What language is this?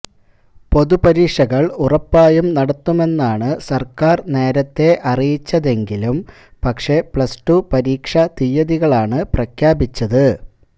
Malayalam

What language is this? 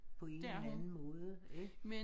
Danish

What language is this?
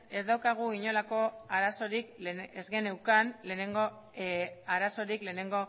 Basque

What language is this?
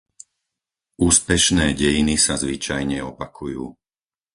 Slovak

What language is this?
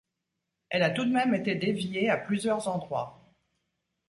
French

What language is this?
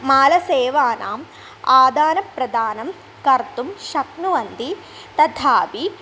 Sanskrit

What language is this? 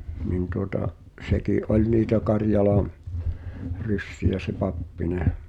Finnish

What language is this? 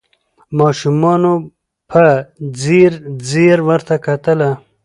Pashto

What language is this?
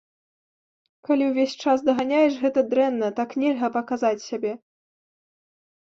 Belarusian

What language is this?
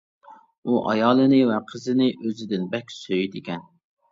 Uyghur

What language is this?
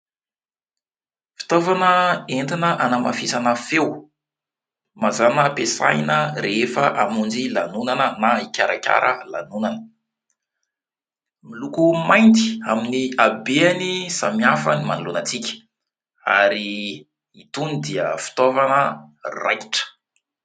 Malagasy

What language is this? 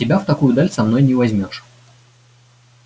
Russian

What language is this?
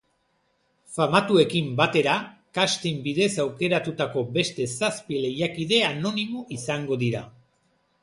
Basque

